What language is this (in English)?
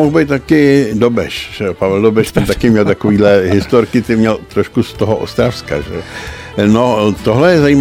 Czech